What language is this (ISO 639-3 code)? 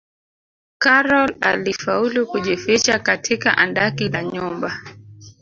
swa